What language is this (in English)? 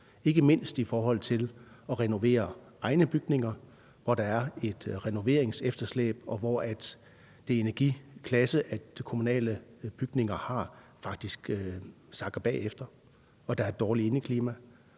Danish